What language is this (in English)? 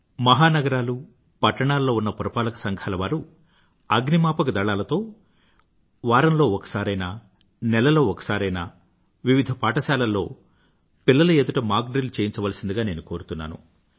Telugu